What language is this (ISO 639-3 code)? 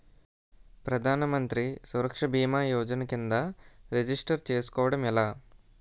tel